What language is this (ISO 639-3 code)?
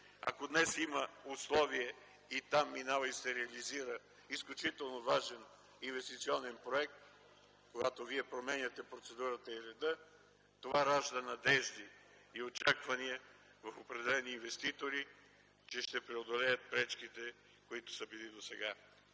bul